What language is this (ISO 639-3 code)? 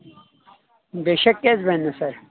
kas